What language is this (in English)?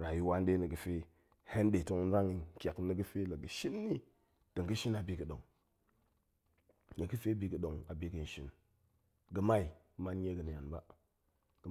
Goemai